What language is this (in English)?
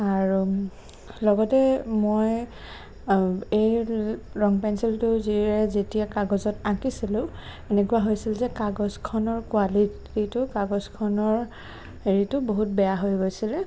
Assamese